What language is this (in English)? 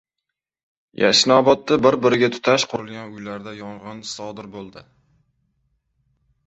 Uzbek